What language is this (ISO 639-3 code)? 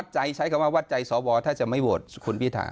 tha